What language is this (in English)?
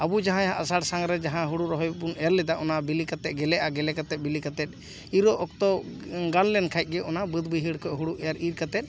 Santali